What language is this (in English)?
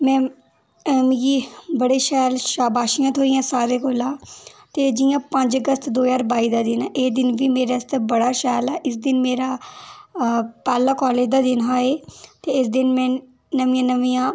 Dogri